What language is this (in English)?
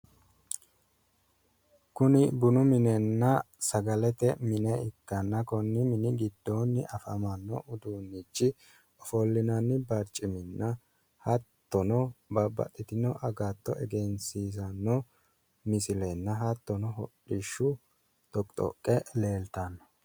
Sidamo